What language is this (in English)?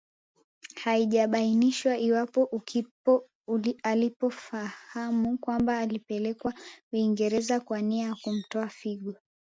Swahili